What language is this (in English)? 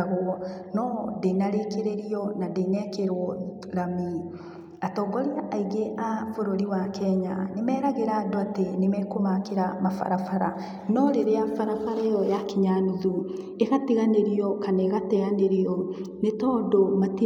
Kikuyu